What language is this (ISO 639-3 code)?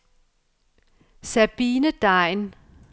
dan